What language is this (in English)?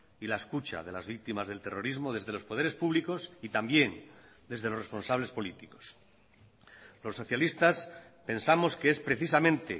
Spanish